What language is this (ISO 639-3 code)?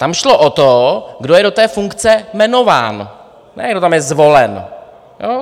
ces